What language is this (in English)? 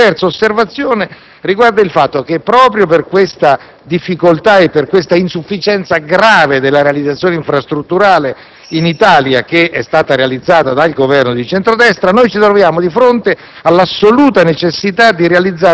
Italian